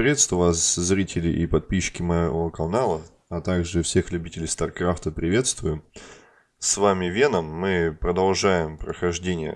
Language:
Russian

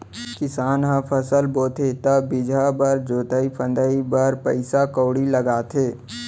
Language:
Chhattisgarhi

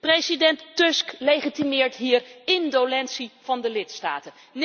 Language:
Dutch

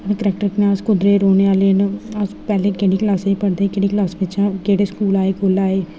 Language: Dogri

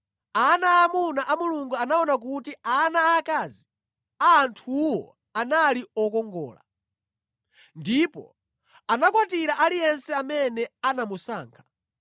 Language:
Nyanja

